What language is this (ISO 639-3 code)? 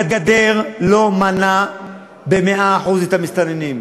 heb